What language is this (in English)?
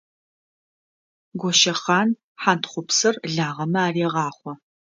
Adyghe